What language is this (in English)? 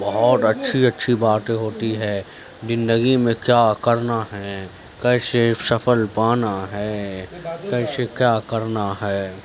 Urdu